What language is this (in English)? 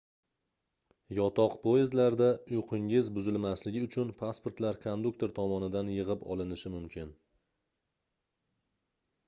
Uzbek